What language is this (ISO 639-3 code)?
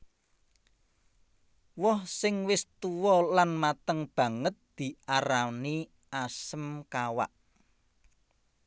jav